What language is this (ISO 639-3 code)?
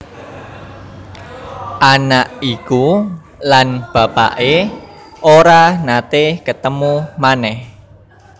jav